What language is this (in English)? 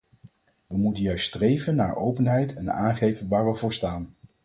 Dutch